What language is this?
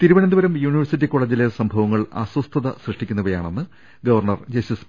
Malayalam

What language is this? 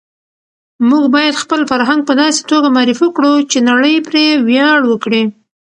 Pashto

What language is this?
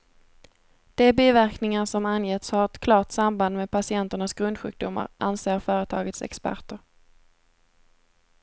Swedish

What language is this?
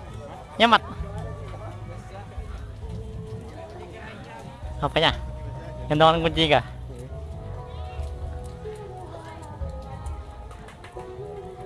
Indonesian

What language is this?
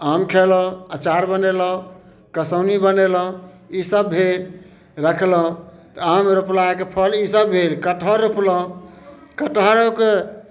Maithili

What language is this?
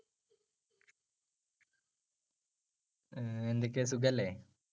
Malayalam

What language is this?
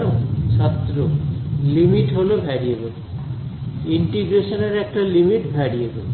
Bangla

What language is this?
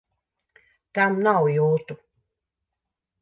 Latvian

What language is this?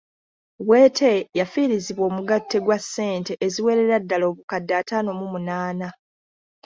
Ganda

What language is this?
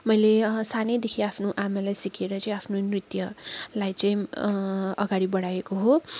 Nepali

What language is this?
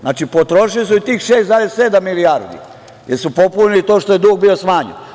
Serbian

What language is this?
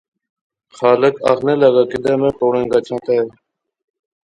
Pahari-Potwari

